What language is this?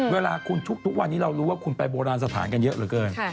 Thai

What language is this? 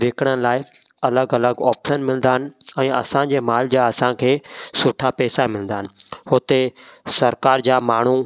Sindhi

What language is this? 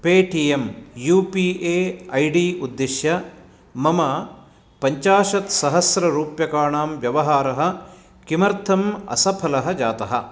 Sanskrit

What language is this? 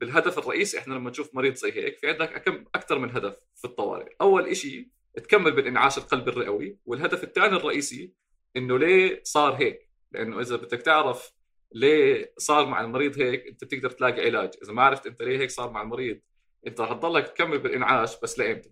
Arabic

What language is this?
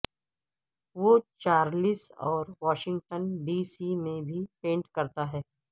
Urdu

